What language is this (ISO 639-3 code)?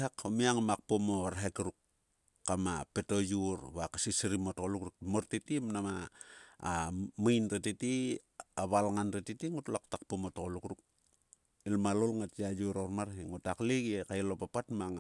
sua